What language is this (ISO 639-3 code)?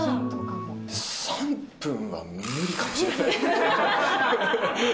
jpn